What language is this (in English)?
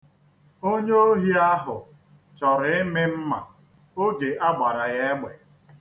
Igbo